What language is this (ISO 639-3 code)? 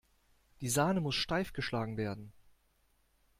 deu